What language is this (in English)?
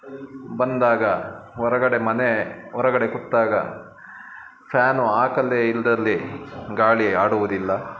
Kannada